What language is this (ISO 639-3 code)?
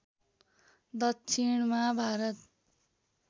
nep